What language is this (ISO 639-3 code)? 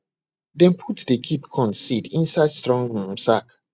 pcm